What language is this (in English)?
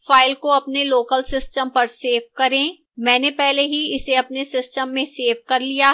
Hindi